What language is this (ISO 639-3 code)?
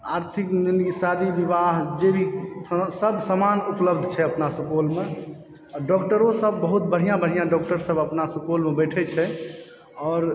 mai